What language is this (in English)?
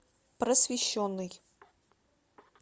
Russian